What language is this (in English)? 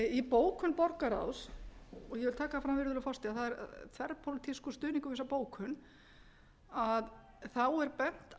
Icelandic